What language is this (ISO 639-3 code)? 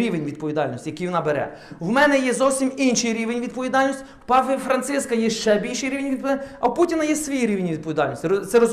ukr